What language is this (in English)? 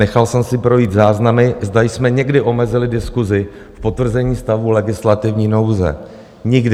Czech